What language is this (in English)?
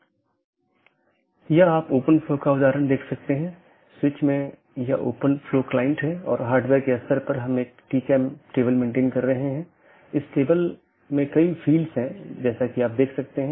Hindi